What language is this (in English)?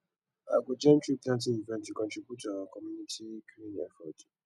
Nigerian Pidgin